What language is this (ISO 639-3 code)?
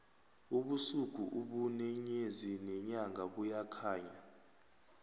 nbl